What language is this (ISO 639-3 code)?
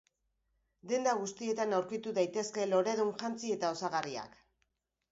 eus